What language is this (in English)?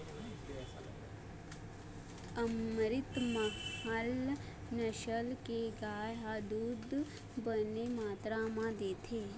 Chhattisgarhi